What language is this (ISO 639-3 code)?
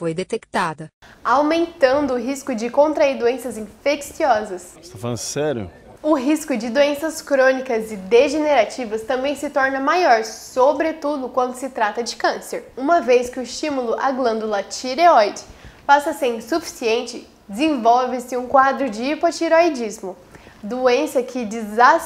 por